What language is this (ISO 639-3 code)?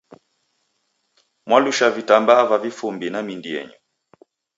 dav